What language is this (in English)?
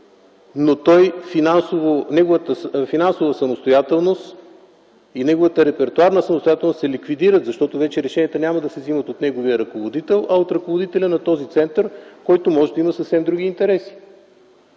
Bulgarian